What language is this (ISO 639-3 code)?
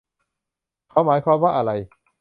tha